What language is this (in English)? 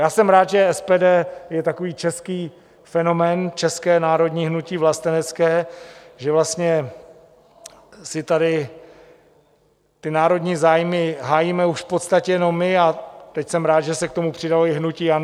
Czech